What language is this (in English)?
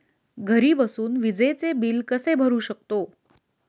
Marathi